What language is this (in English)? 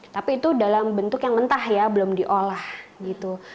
Indonesian